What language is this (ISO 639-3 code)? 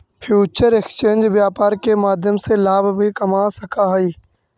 mag